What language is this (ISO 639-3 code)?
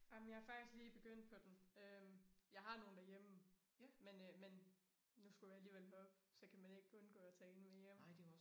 dan